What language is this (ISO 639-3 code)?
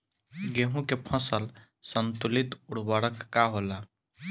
bho